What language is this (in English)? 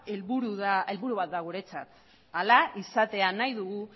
Basque